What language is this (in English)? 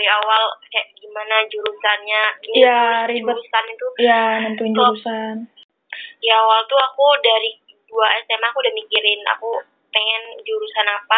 Indonesian